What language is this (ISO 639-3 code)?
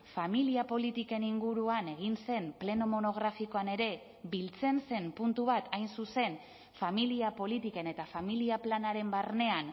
eus